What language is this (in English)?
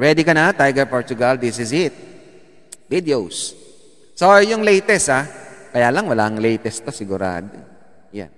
Filipino